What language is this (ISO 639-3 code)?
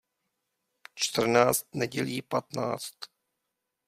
ces